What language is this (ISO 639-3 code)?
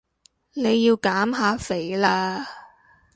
yue